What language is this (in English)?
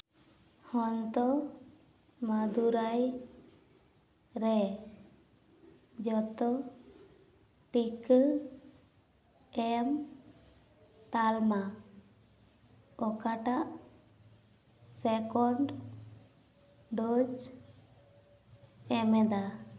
Santali